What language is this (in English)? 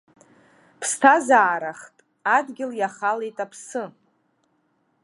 Abkhazian